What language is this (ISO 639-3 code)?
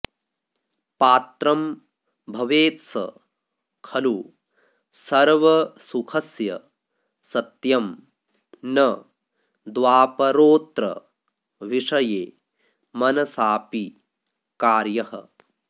san